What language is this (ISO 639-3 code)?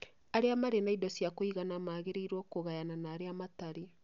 kik